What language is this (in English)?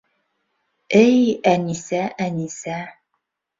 Bashkir